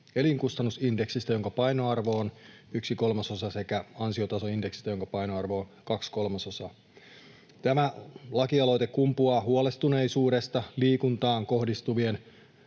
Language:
Finnish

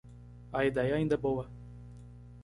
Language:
Portuguese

